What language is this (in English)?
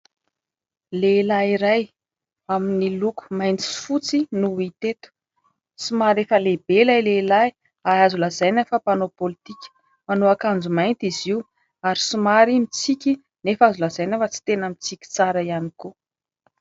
Malagasy